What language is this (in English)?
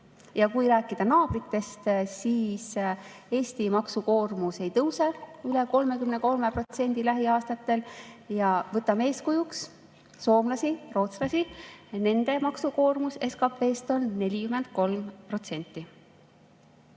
Estonian